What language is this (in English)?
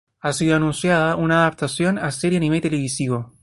Spanish